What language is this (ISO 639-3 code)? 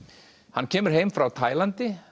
isl